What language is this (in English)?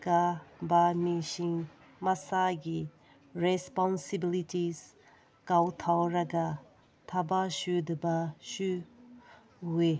Manipuri